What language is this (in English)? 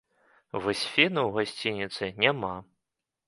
Belarusian